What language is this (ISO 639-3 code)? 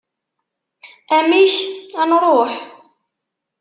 kab